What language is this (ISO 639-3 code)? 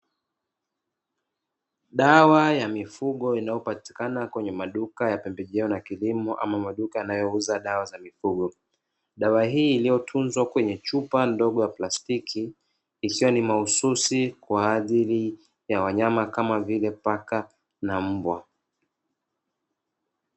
swa